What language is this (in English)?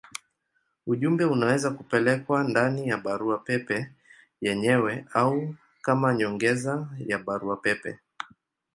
Swahili